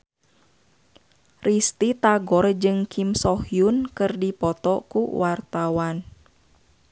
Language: Sundanese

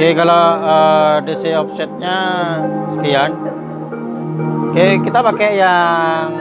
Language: Indonesian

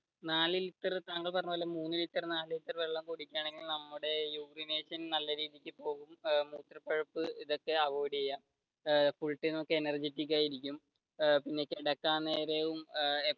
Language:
Malayalam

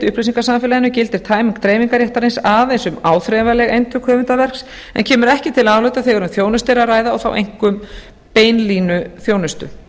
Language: Icelandic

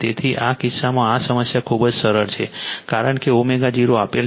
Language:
Gujarati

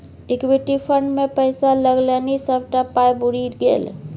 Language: Maithili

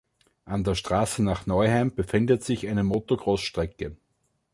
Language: German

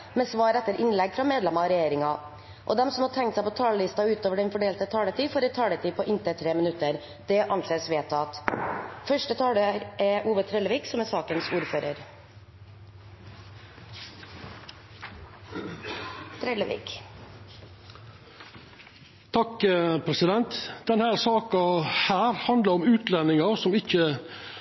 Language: Norwegian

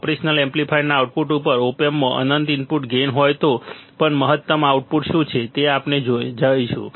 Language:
Gujarati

